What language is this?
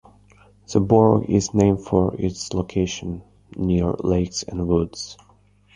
English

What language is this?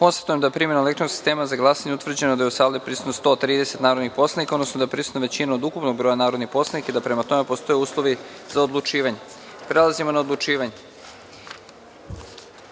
Serbian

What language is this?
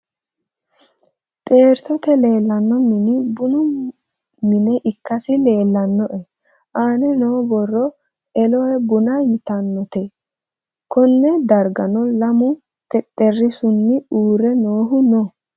Sidamo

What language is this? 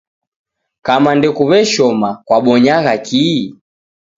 Taita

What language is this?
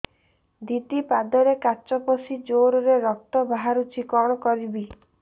Odia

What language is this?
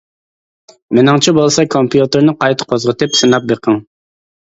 Uyghur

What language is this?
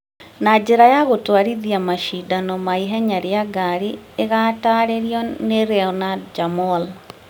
Kikuyu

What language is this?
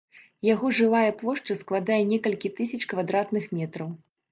Belarusian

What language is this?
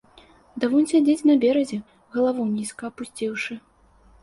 Belarusian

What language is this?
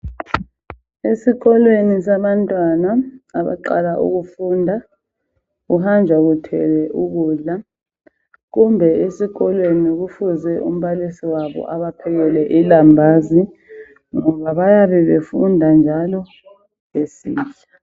North Ndebele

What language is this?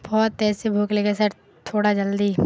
Urdu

